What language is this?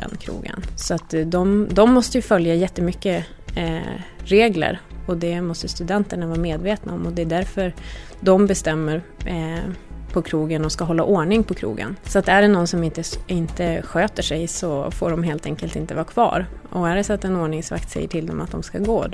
Swedish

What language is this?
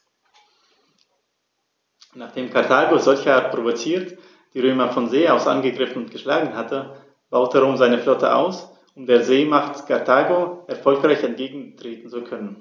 German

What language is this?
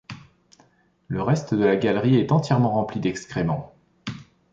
French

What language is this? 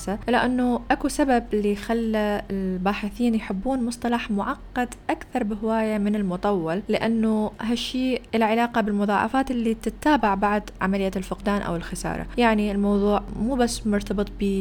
Arabic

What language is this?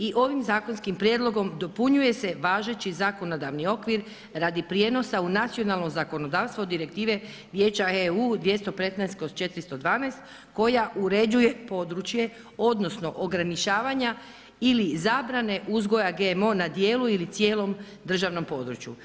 Croatian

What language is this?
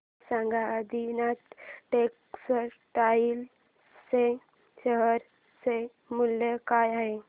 Marathi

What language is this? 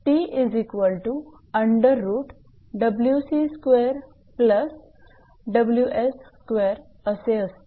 Marathi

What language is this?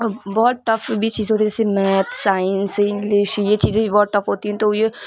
Urdu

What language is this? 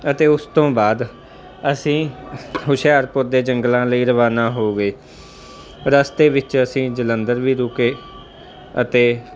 Punjabi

